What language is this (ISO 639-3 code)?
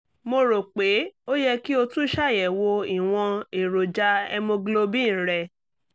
yor